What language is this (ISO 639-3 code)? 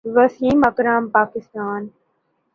urd